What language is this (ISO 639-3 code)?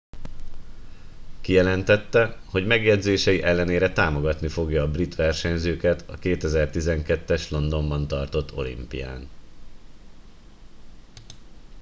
hun